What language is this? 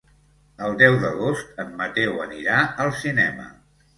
Catalan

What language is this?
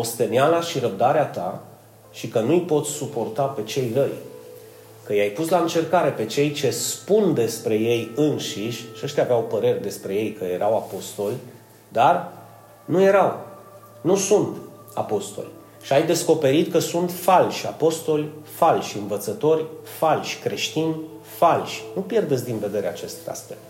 Romanian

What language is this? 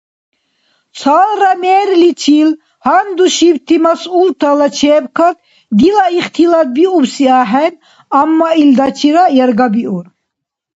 Dargwa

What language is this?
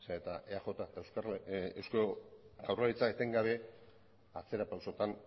Basque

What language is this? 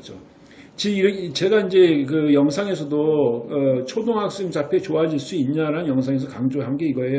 Korean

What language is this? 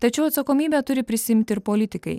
Lithuanian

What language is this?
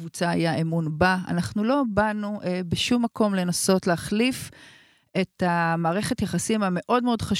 Hebrew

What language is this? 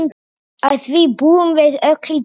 Icelandic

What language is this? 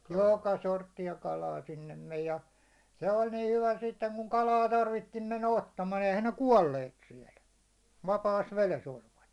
Finnish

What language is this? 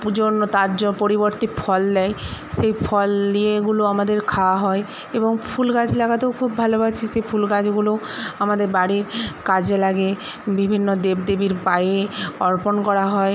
Bangla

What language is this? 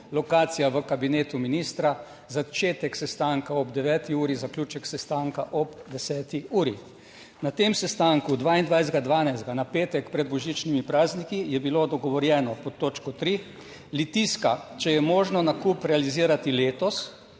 Slovenian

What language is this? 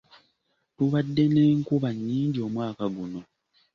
Ganda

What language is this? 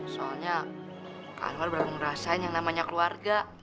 Indonesian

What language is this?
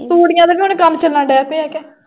Punjabi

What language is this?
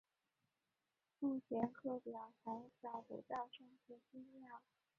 Chinese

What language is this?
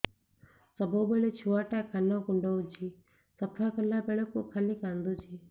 Odia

